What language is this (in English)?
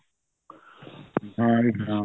Punjabi